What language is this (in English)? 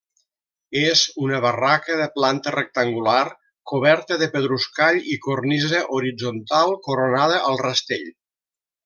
Catalan